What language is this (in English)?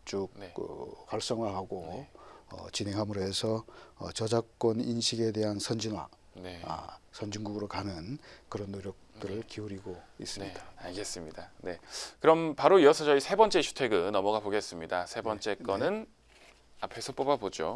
Korean